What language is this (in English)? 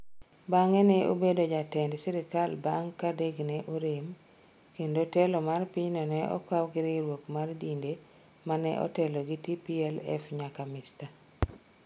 Luo (Kenya and Tanzania)